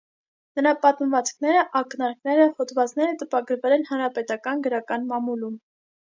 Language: Armenian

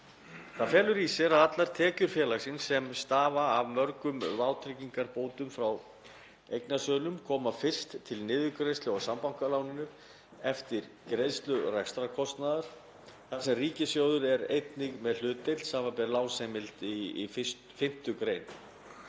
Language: Icelandic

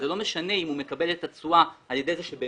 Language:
Hebrew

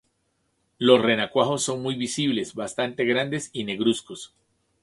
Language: Spanish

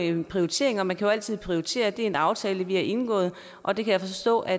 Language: Danish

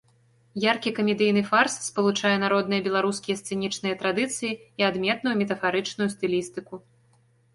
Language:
Belarusian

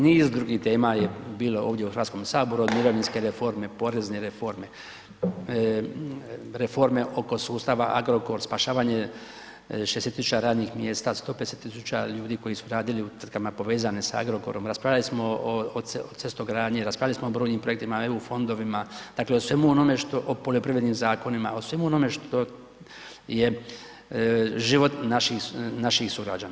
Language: Croatian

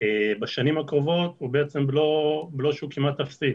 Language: Hebrew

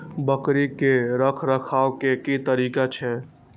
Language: Maithili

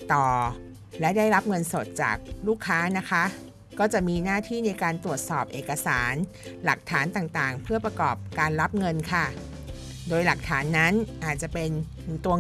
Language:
Thai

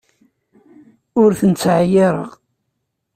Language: Kabyle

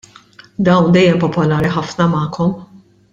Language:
Maltese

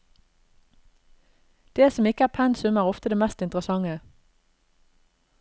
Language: Norwegian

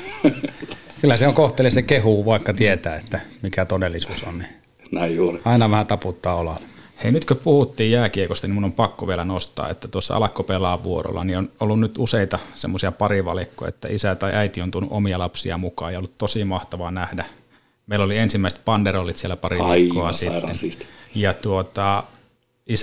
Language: Finnish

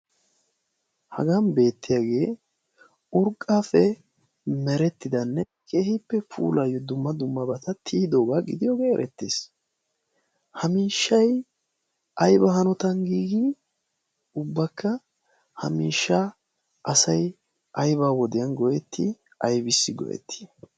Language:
Wolaytta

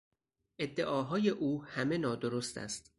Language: Persian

